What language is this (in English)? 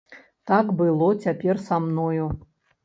Belarusian